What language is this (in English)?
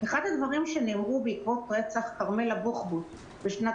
Hebrew